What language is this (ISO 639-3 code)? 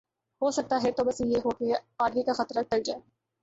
urd